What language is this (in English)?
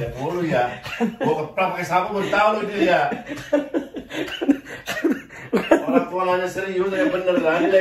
Indonesian